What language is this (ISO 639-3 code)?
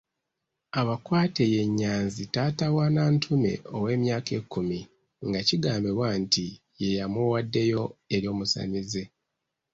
lug